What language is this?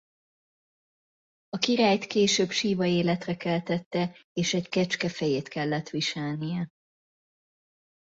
Hungarian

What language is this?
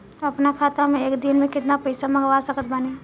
Bhojpuri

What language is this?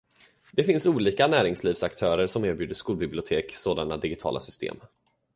Swedish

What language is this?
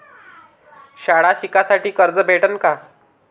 Marathi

